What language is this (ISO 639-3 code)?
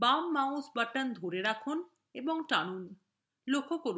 ben